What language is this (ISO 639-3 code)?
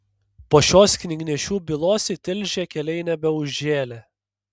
lit